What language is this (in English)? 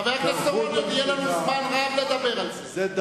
Hebrew